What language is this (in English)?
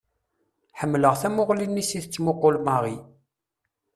Kabyle